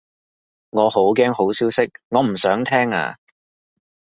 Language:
Cantonese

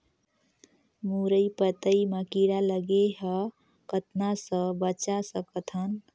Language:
Chhattisgarhi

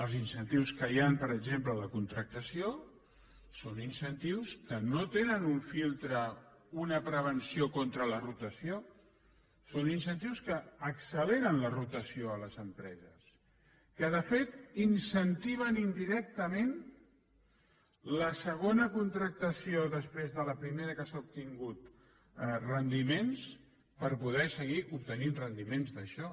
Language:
Catalan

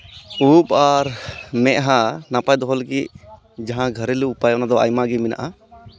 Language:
Santali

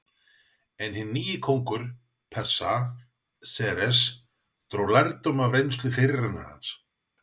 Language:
Icelandic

